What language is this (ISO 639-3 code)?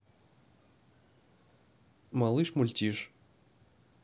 rus